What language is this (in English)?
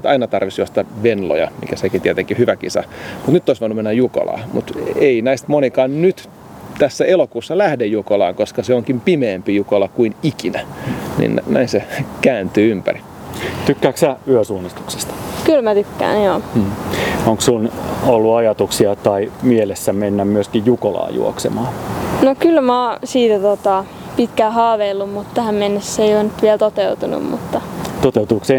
Finnish